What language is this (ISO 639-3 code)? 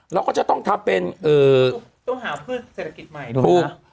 tha